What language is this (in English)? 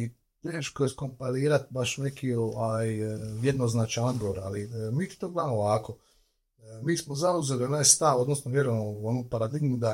Croatian